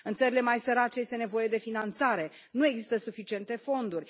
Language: Romanian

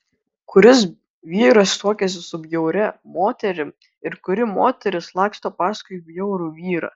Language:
Lithuanian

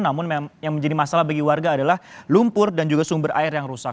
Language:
Indonesian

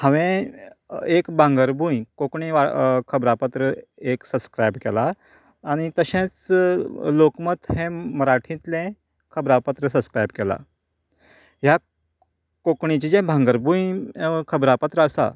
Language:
Konkani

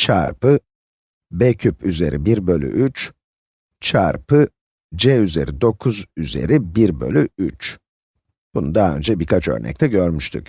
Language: Turkish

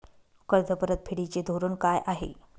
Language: Marathi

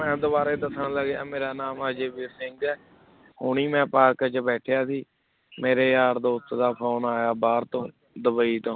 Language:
Punjabi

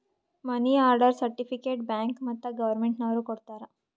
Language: Kannada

